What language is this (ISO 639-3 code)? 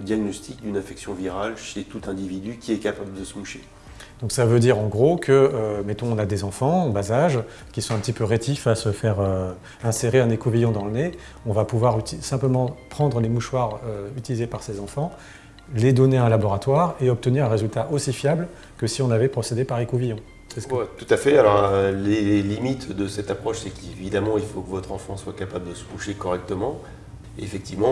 fra